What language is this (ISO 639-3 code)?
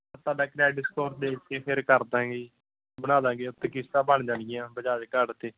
pan